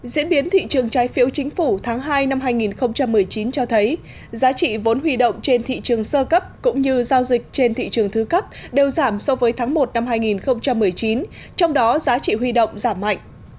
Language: Vietnamese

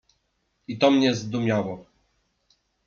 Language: Polish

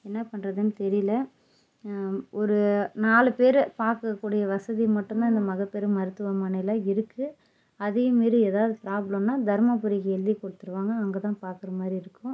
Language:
Tamil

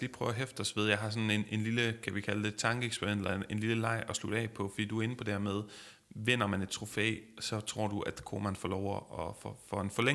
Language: Danish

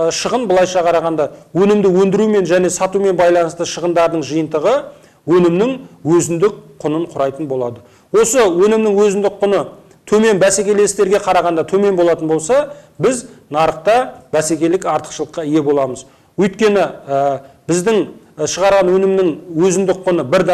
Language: Turkish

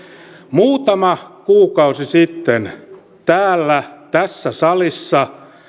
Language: Finnish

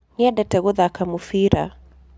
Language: Kikuyu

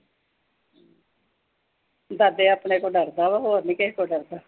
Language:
Punjabi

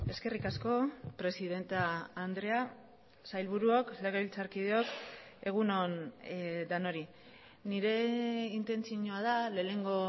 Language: Basque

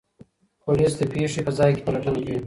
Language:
Pashto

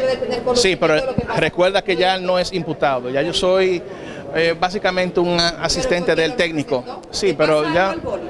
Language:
Spanish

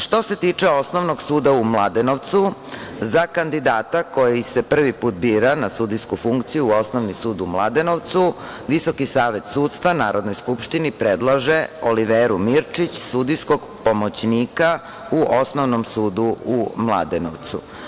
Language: Serbian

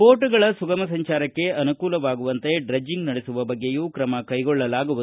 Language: Kannada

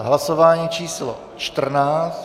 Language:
Czech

